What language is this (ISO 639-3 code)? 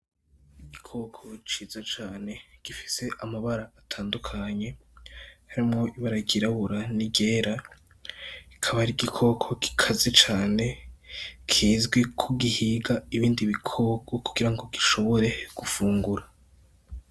run